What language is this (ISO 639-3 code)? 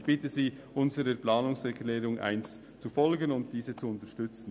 gsw